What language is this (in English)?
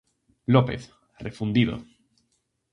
Galician